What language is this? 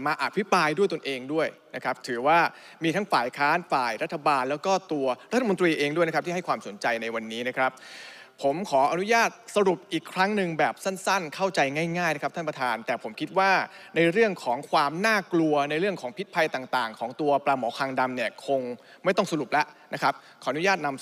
Thai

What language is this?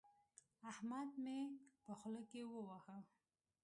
Pashto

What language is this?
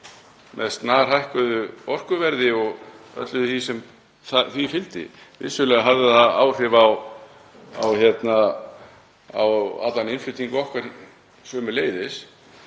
Icelandic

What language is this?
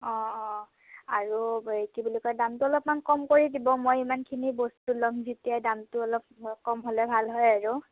Assamese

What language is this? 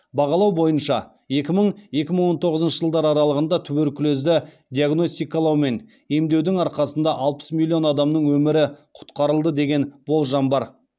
Kazakh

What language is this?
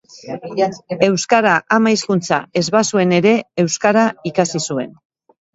Basque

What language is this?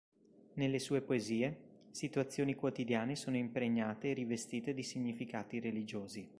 Italian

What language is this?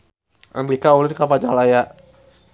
Sundanese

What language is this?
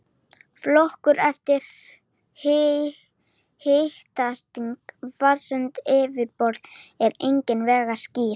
Icelandic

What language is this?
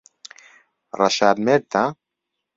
Central Kurdish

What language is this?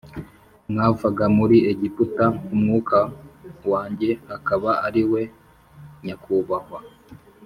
Kinyarwanda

